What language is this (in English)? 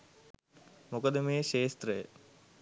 Sinhala